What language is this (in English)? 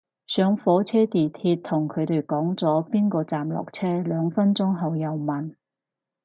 Cantonese